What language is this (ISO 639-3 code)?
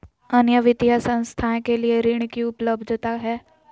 mag